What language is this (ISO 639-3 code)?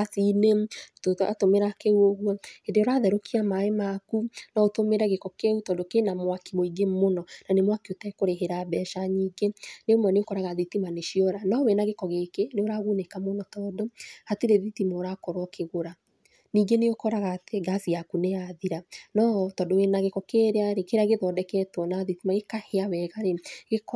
kik